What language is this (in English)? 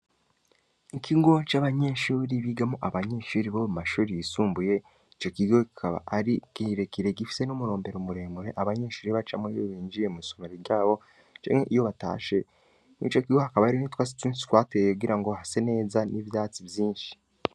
Rundi